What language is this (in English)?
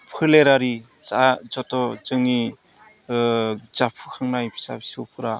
Bodo